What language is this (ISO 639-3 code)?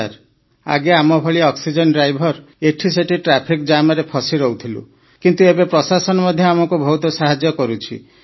ori